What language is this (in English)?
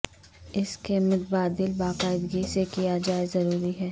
Urdu